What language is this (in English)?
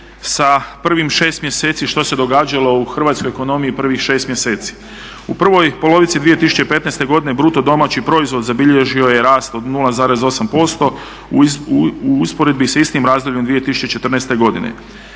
Croatian